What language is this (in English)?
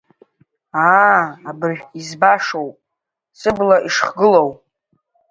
Abkhazian